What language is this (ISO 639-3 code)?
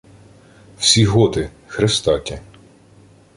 ukr